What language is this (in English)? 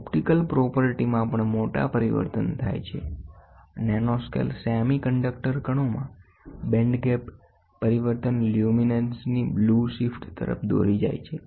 Gujarati